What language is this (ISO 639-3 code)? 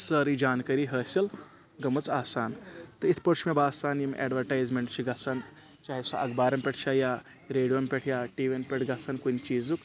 kas